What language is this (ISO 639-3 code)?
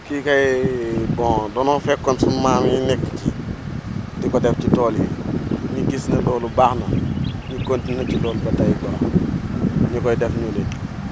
wol